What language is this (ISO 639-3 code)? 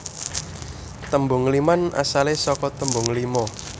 jav